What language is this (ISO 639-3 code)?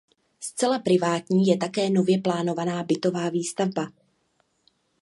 ces